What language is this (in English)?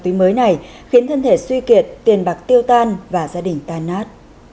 Vietnamese